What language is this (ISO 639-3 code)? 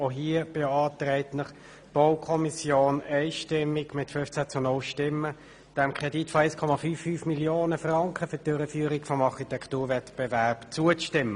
gsw